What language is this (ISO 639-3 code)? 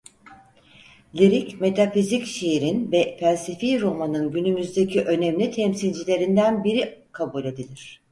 tur